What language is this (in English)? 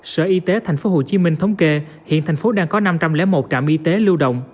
Vietnamese